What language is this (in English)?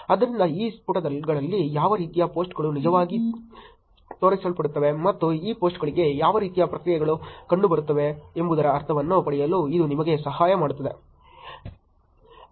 Kannada